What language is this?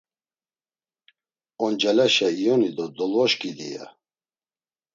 Laz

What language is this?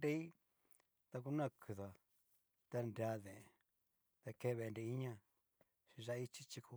Cacaloxtepec Mixtec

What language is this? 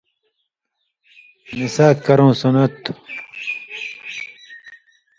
Indus Kohistani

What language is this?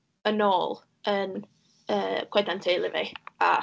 Welsh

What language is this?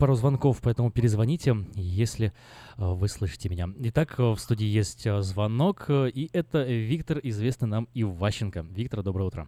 Russian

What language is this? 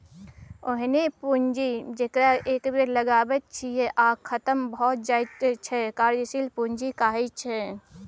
Maithili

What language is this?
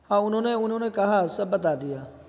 Urdu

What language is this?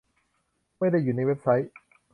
Thai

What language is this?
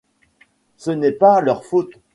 French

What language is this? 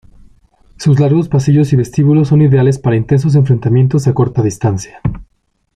Spanish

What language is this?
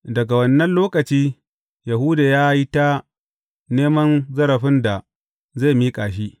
Hausa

